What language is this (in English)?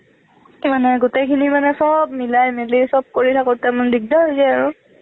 Assamese